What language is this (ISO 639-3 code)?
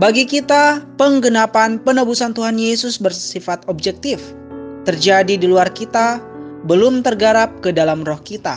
ind